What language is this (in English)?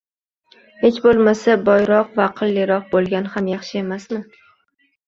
Uzbek